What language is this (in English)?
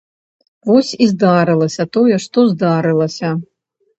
Belarusian